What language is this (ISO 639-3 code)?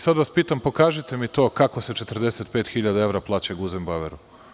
srp